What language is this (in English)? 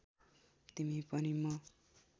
Nepali